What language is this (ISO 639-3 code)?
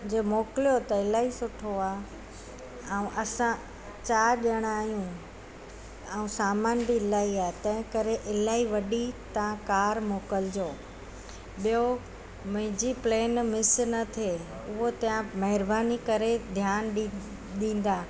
snd